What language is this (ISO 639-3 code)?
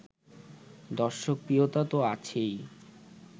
ben